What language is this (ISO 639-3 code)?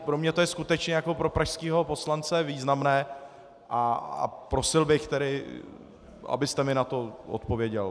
ces